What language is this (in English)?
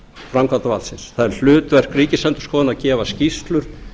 Icelandic